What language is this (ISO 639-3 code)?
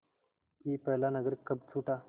hin